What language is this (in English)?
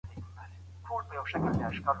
Pashto